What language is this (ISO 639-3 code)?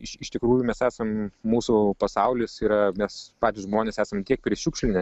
lit